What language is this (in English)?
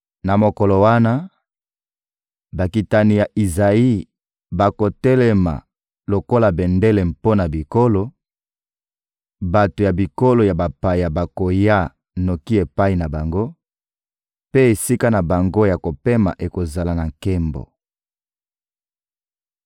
Lingala